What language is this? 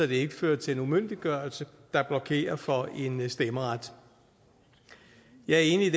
Danish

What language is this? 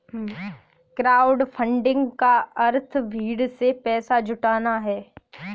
Hindi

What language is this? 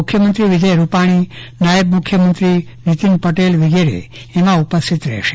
Gujarati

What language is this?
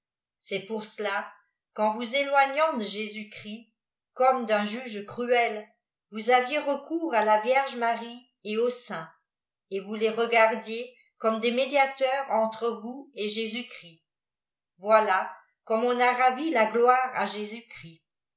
French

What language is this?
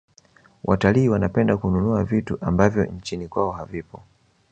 Swahili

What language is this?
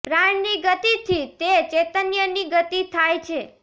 Gujarati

